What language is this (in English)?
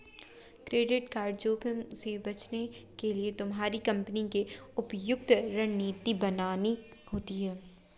Hindi